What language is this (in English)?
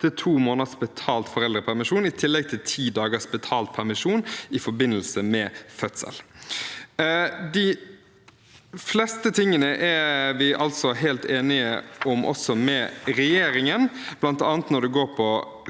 Norwegian